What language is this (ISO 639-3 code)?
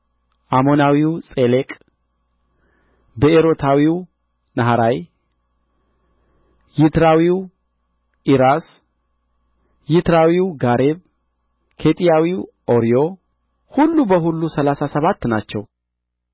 amh